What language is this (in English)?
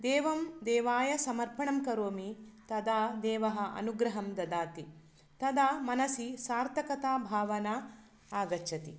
Sanskrit